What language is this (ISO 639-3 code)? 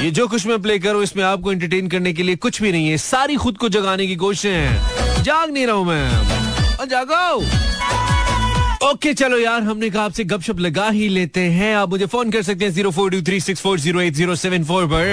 hin